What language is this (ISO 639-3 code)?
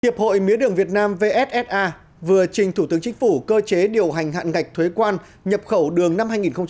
vie